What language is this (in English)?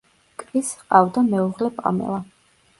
Georgian